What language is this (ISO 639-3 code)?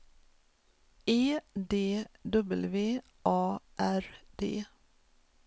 swe